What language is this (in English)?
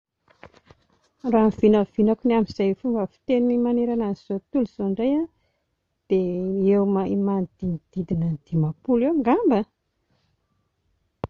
Malagasy